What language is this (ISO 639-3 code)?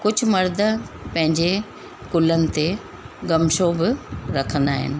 snd